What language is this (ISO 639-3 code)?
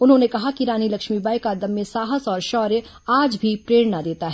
hin